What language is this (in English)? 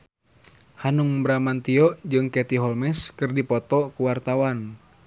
Sundanese